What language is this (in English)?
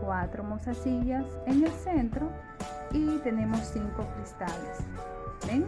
Spanish